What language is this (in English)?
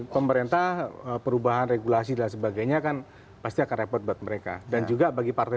Indonesian